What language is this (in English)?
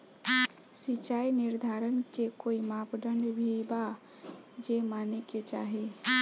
Bhojpuri